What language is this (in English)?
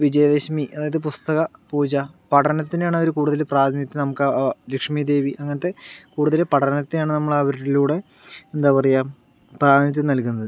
Malayalam